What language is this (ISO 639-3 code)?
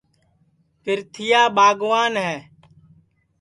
ssi